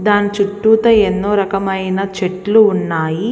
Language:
Telugu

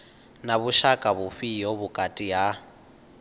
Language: Venda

